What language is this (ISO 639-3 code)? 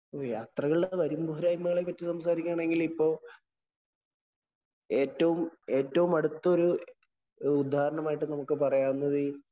mal